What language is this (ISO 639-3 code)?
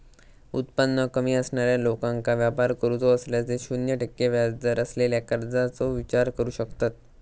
mar